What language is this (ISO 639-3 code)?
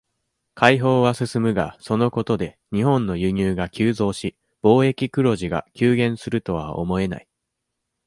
jpn